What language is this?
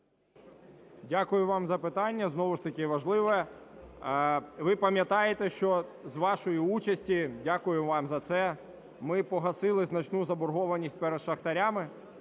Ukrainian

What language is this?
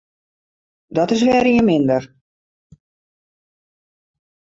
Western Frisian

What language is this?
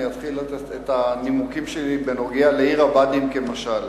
Hebrew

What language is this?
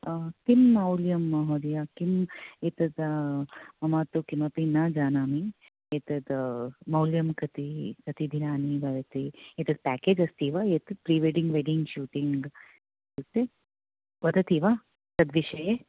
Sanskrit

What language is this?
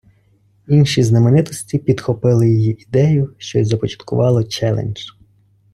Ukrainian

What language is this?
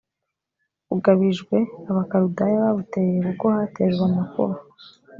Kinyarwanda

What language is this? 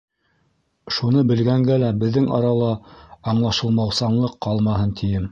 Bashkir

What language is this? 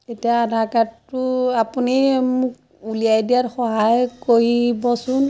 Assamese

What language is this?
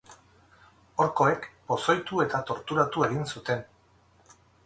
Basque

